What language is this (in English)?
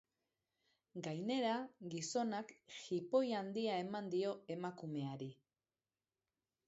Basque